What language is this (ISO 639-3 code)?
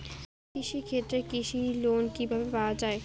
ben